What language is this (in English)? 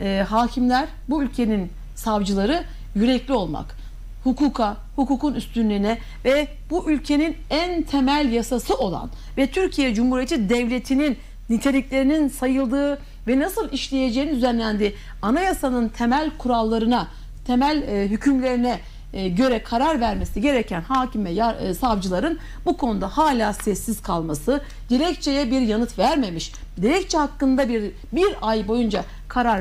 Turkish